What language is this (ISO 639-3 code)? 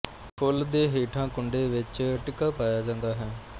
pan